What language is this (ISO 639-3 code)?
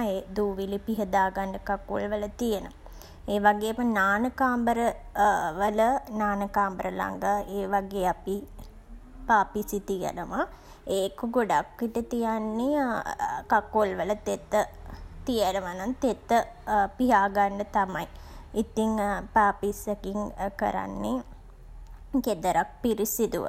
sin